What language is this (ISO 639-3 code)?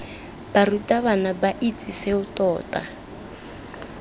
tsn